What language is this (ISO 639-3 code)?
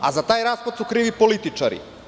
srp